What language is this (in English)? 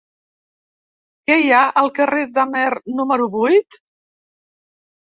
Catalan